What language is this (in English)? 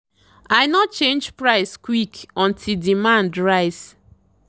Nigerian Pidgin